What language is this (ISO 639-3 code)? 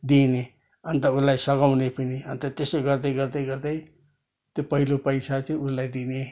nep